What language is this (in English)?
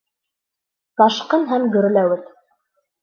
Bashkir